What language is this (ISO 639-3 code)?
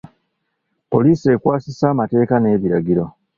lug